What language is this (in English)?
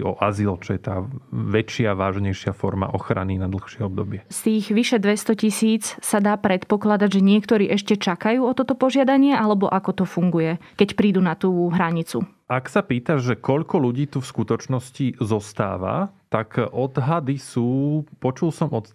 Slovak